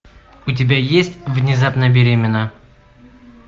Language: Russian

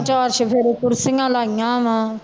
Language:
Punjabi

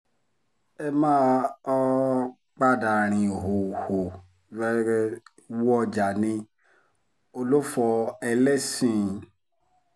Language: Yoruba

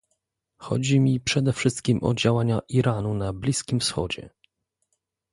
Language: Polish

